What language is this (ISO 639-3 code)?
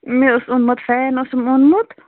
kas